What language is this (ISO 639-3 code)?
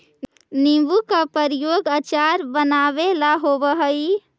mag